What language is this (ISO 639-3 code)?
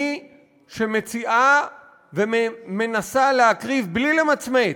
heb